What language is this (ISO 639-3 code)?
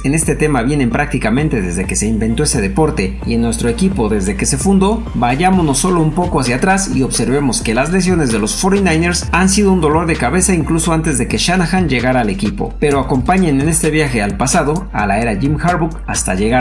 spa